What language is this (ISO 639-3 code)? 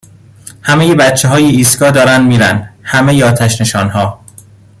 fas